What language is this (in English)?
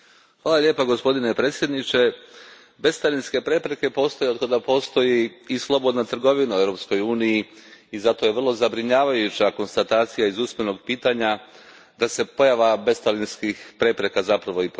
Croatian